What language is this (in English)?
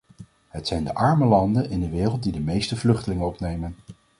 Dutch